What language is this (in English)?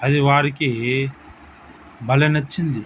Telugu